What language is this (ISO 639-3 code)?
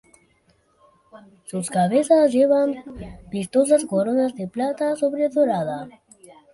spa